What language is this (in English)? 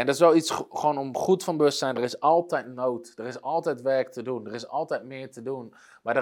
Dutch